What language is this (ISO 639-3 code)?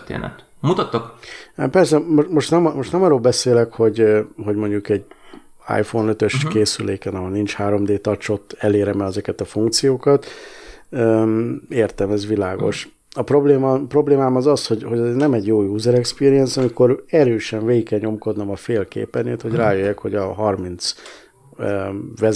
hun